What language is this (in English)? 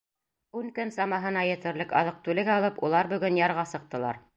Bashkir